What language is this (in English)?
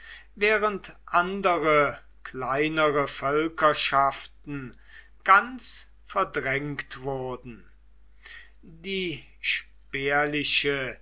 German